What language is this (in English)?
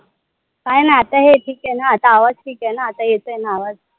Marathi